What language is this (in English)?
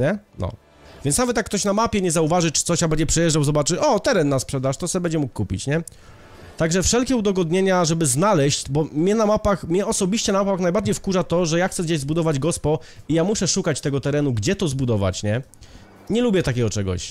Polish